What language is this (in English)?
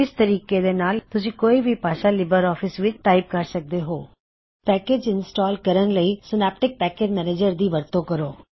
Punjabi